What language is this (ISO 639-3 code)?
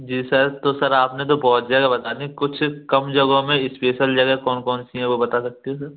hin